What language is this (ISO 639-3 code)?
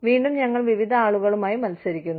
mal